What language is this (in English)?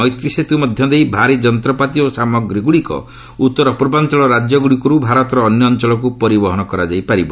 Odia